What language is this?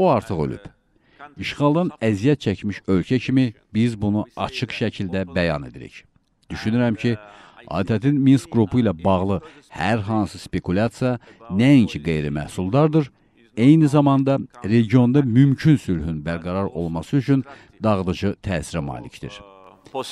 Turkish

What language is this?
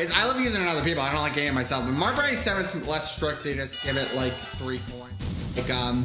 English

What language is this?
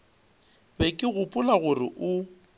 Northern Sotho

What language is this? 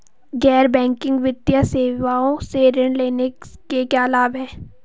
Hindi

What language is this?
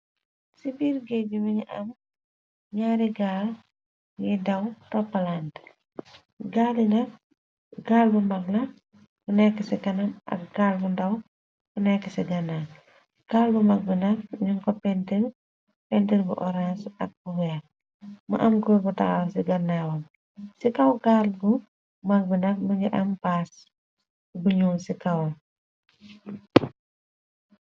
Wolof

